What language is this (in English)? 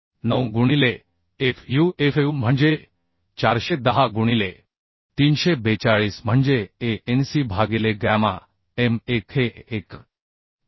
Marathi